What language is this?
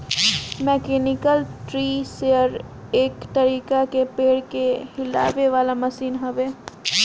Bhojpuri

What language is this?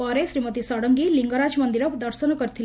Odia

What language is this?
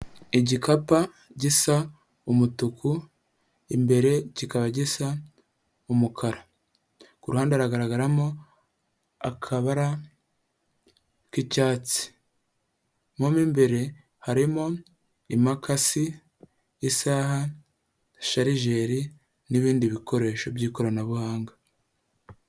Kinyarwanda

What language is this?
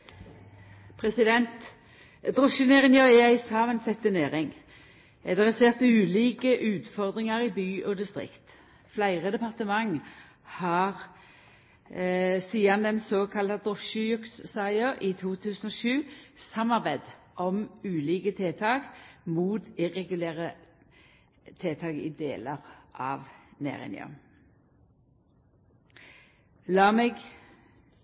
Norwegian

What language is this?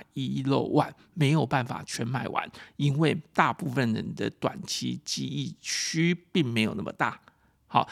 Chinese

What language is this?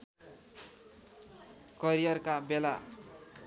Nepali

